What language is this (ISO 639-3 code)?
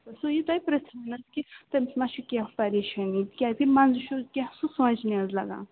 kas